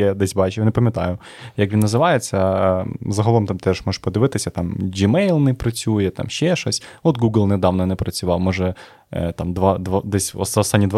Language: Ukrainian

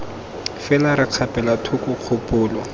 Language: Tswana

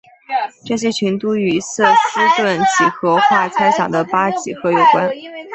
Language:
Chinese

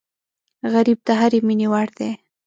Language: Pashto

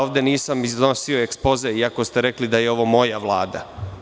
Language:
Serbian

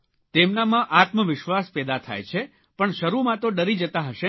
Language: Gujarati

